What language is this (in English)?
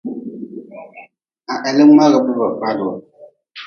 Nawdm